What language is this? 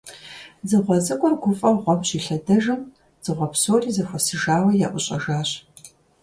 Kabardian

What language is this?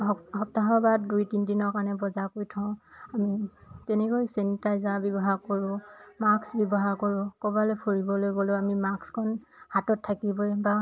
Assamese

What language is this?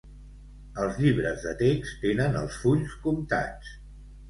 Catalan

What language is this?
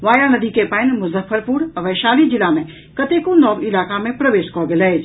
Maithili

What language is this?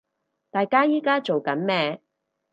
Cantonese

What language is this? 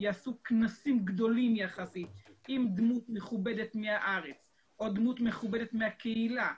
Hebrew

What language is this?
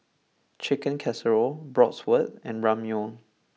English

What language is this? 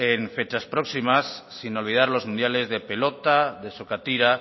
Spanish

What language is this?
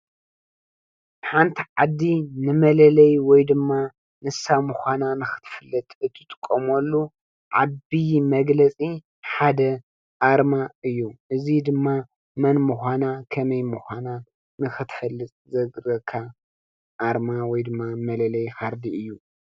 Tigrinya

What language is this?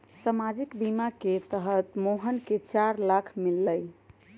Magahi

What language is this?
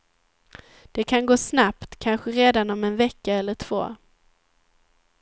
Swedish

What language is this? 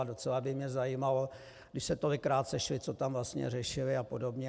Czech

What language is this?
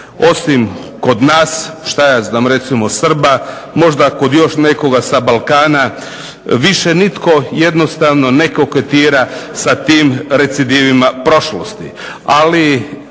Croatian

